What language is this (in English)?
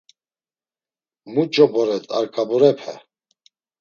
Laz